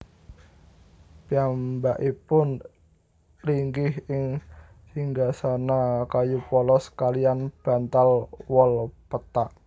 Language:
Javanese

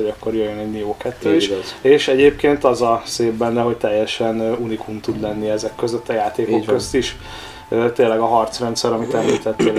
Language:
Hungarian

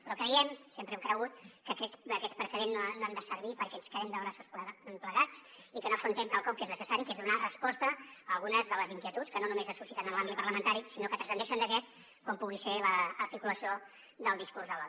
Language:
Catalan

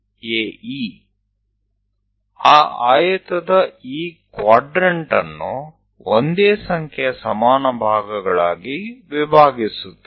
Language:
Gujarati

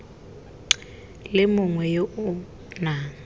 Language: Tswana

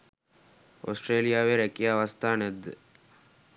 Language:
Sinhala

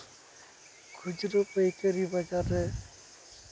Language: Santali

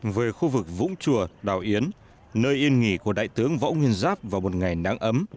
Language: Vietnamese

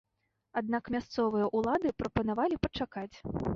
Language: Belarusian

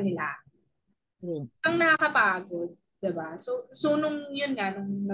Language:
Filipino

